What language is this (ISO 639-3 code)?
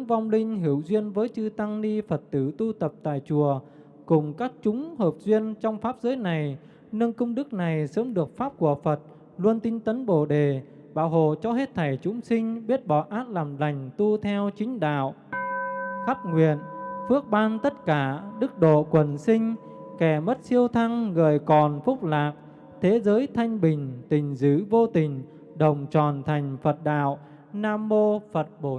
vie